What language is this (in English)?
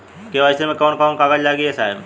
Bhojpuri